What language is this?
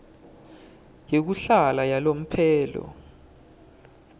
Swati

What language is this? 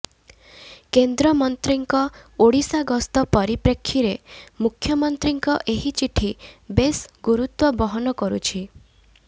Odia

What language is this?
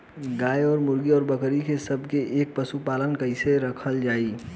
Bhojpuri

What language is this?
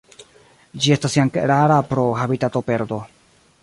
Esperanto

